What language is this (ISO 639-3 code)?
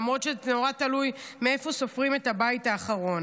heb